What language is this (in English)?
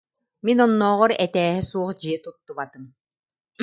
Yakut